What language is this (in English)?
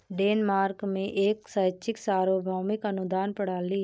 Hindi